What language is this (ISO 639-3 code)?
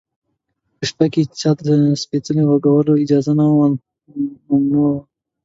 pus